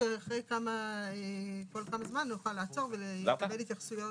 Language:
Hebrew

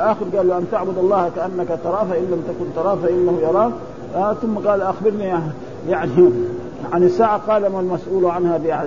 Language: Arabic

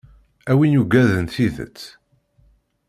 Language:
Kabyle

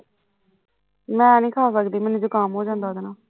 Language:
Punjabi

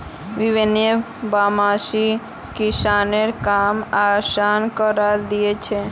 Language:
Magahi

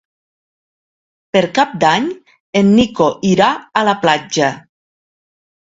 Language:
Catalan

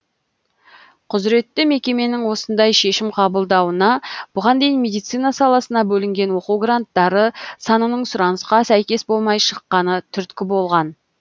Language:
Kazakh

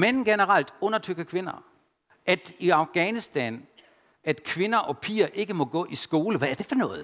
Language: Danish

